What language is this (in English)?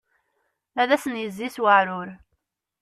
Kabyle